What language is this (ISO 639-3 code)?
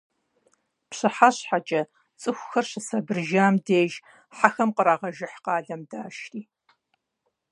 kbd